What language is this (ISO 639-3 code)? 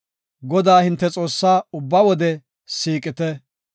gof